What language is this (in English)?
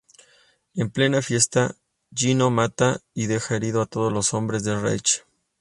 Spanish